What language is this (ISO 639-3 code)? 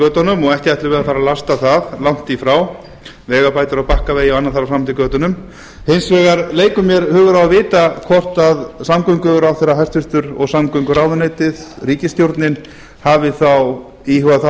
isl